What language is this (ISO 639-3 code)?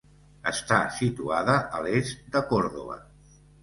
cat